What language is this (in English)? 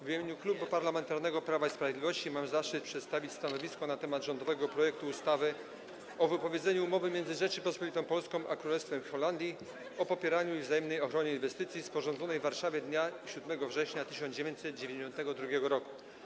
Polish